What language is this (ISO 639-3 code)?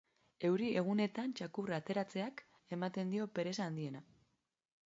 eus